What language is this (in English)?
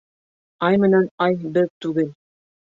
Bashkir